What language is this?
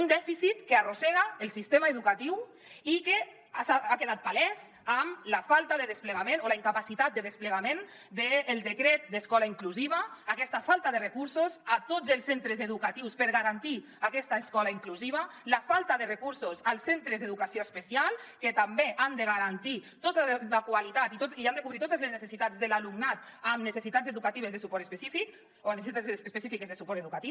Catalan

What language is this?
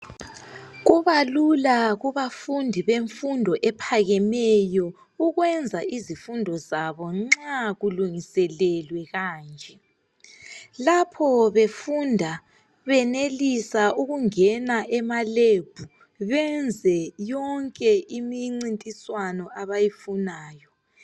North Ndebele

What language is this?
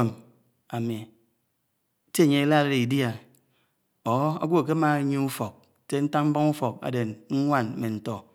Anaang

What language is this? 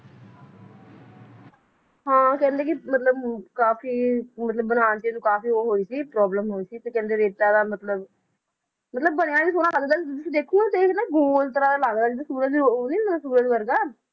Punjabi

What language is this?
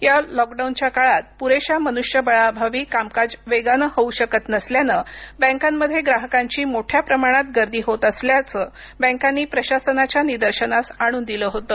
Marathi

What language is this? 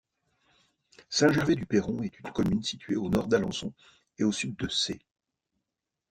French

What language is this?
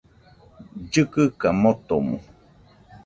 Nüpode Huitoto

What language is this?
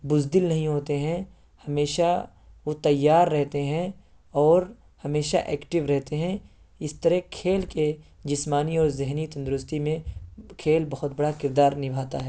Urdu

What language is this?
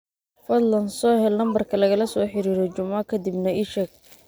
Somali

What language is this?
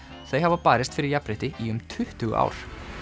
Icelandic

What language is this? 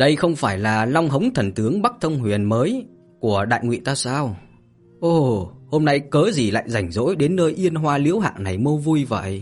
Vietnamese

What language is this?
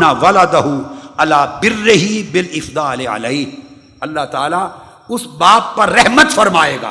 Urdu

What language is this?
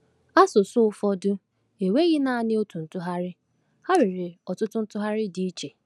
Igbo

